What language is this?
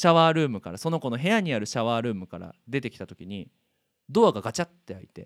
Japanese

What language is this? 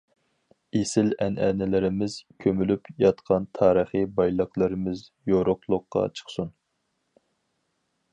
Uyghur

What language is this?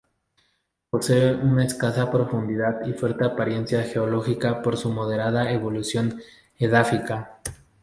Spanish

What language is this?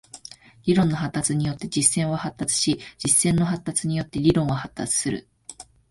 Japanese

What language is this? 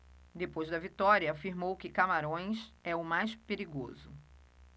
Portuguese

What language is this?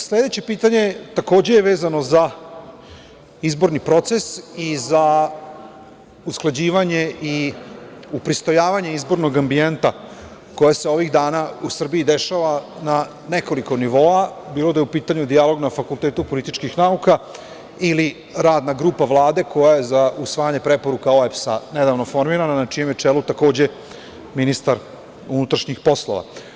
Serbian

